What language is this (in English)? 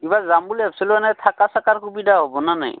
Assamese